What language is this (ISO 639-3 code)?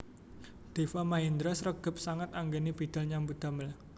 jav